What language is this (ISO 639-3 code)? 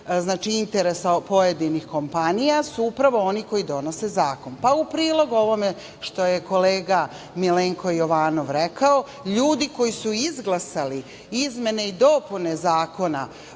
srp